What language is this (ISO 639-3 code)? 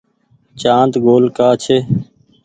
gig